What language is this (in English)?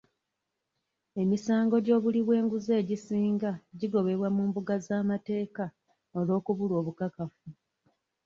Ganda